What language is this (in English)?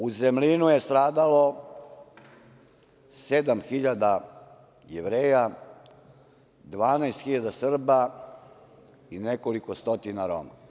Serbian